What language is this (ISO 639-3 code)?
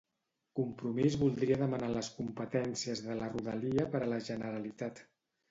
cat